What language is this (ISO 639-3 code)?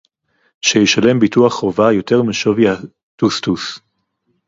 heb